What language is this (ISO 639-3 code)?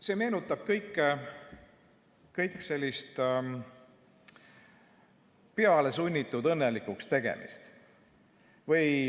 est